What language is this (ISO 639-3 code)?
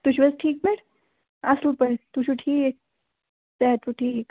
kas